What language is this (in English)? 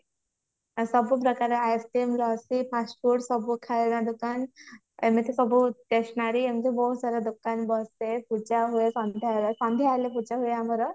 Odia